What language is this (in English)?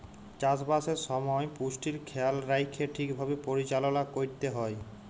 Bangla